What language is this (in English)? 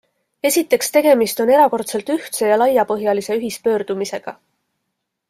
Estonian